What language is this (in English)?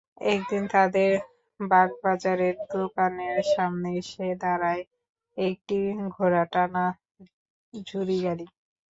Bangla